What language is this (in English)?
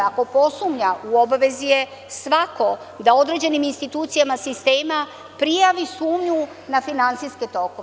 Serbian